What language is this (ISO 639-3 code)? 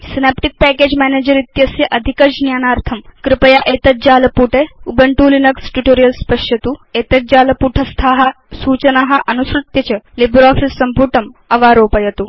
san